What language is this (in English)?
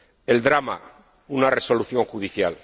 Spanish